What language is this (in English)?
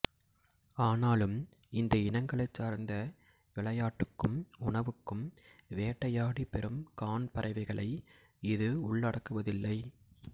Tamil